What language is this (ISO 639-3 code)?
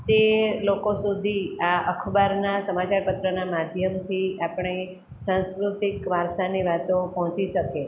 guj